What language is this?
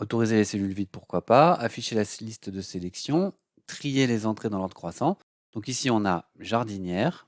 French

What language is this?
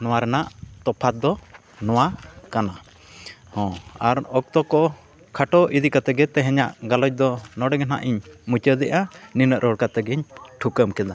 Santali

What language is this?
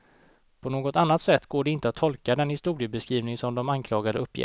Swedish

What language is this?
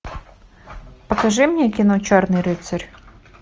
Russian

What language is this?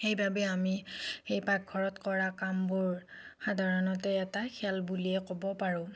Assamese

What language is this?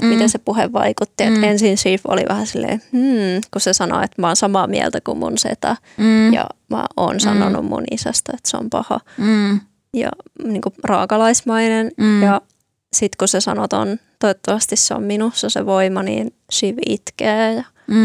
Finnish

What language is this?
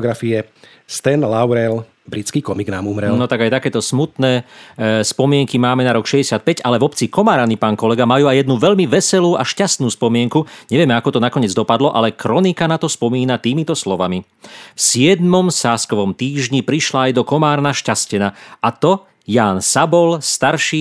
Slovak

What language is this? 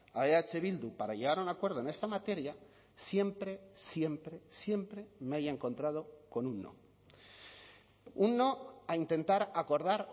Spanish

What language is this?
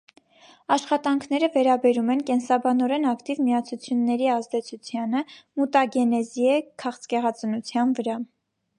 Armenian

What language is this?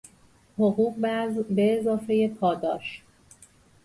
Persian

